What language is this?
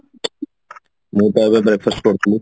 Odia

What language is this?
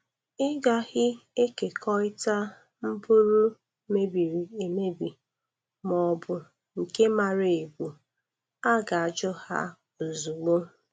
Igbo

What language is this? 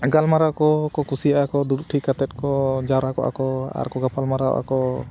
Santali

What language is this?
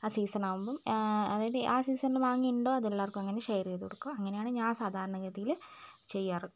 Malayalam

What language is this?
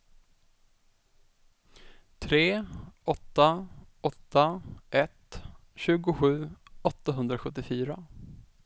Swedish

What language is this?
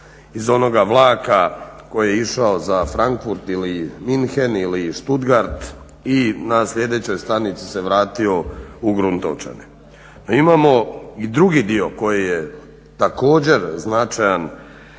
Croatian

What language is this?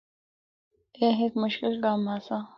Northern Hindko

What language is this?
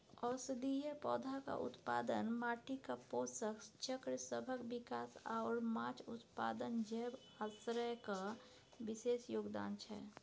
Maithili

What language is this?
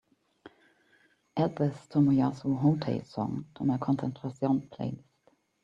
English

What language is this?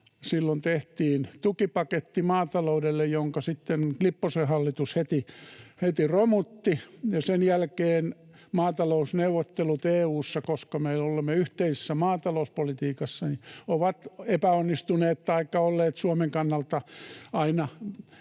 Finnish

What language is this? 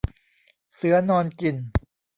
Thai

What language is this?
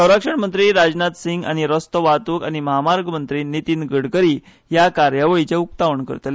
Konkani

